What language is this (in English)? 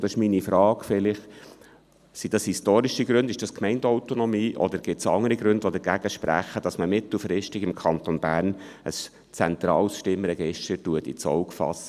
Swiss German